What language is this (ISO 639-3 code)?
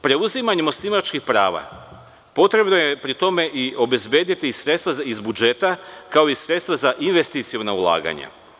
srp